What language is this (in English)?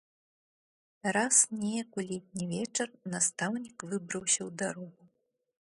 Belarusian